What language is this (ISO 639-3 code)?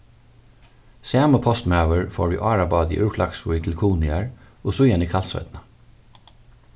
fao